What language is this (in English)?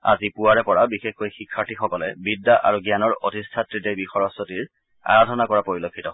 Assamese